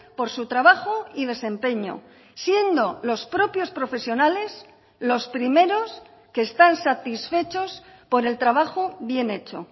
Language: Spanish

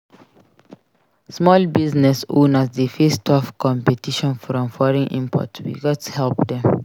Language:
Nigerian Pidgin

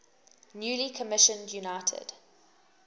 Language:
English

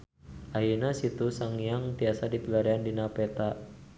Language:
Sundanese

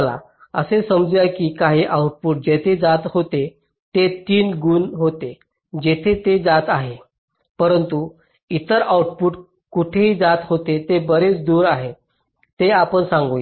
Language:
Marathi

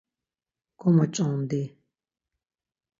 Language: Laz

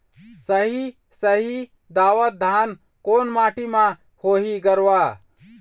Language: Chhattisgarhi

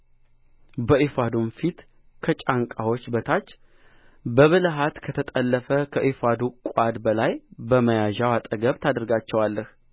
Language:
Amharic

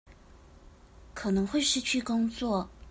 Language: Chinese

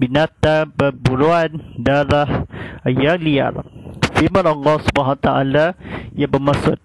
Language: Malay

